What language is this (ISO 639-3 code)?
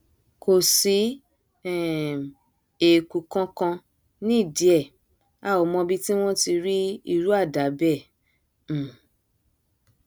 yor